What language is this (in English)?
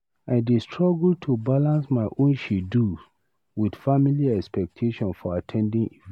Nigerian Pidgin